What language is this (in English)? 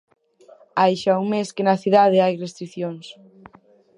Galician